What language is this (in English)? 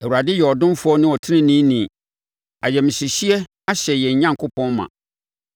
Akan